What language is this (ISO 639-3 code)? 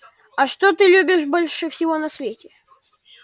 rus